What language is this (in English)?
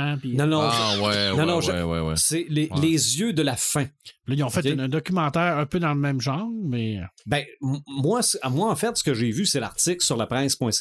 French